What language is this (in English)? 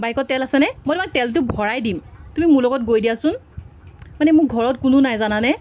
Assamese